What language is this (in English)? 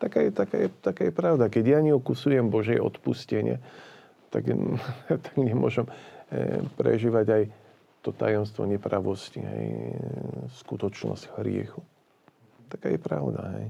Slovak